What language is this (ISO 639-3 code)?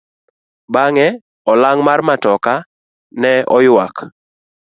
luo